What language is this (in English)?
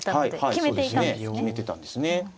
Japanese